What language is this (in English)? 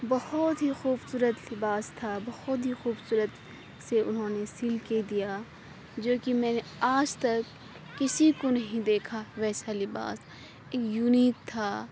Urdu